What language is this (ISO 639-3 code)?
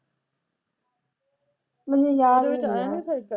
pan